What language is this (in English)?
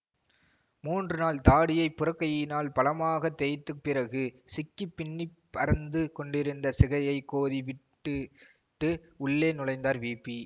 Tamil